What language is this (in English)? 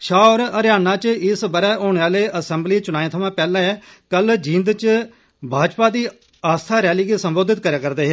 Dogri